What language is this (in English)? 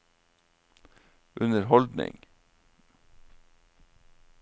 Norwegian